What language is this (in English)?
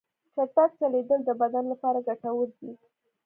Pashto